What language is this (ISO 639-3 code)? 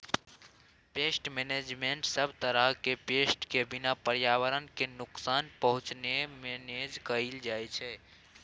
mai